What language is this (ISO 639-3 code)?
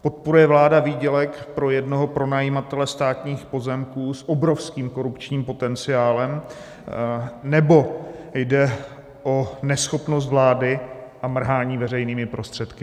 ces